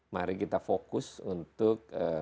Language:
Indonesian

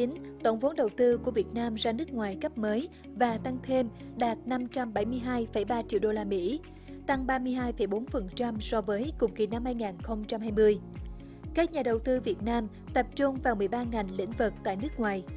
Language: Vietnamese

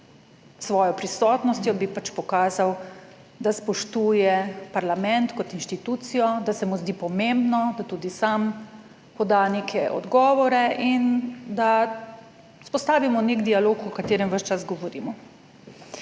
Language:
Slovenian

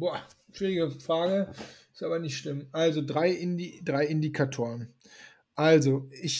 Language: German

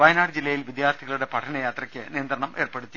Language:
Malayalam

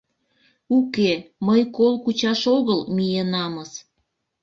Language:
Mari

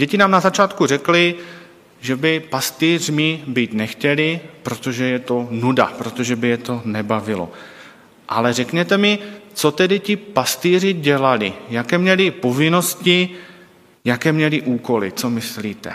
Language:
Czech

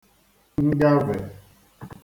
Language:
Igbo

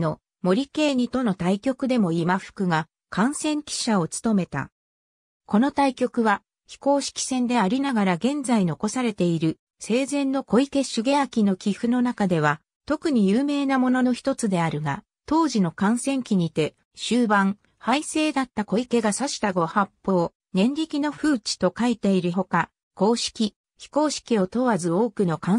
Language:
Japanese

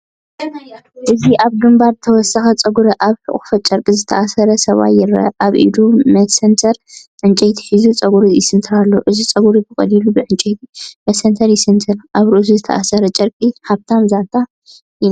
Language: Tigrinya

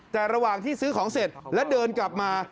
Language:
Thai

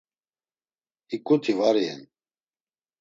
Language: Laz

